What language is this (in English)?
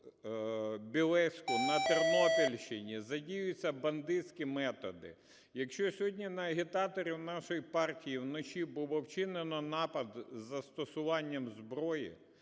Ukrainian